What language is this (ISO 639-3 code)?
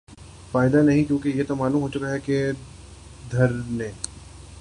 urd